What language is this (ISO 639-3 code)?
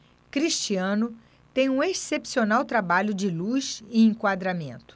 por